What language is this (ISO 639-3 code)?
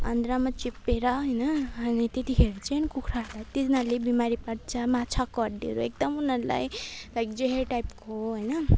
nep